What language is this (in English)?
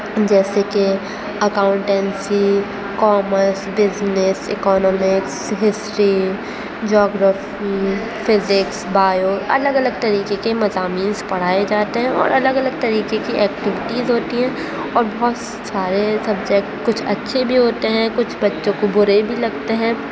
Urdu